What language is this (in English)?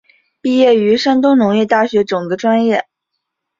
Chinese